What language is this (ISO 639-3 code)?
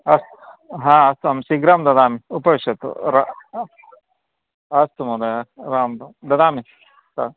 san